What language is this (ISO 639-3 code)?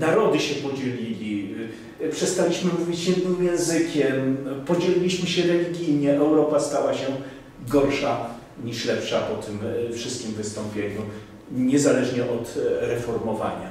pol